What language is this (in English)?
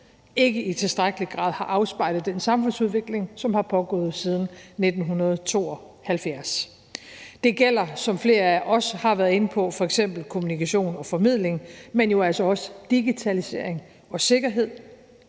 Danish